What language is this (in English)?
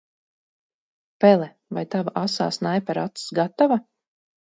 Latvian